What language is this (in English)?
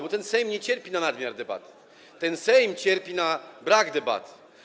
Polish